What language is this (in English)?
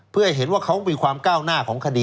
Thai